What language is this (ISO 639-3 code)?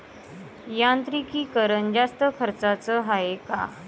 mar